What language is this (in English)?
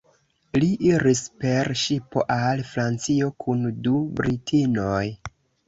Esperanto